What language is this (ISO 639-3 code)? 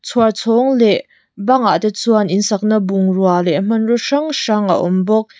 lus